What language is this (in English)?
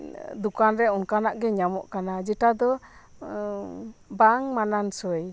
Santali